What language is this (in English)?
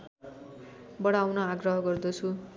Nepali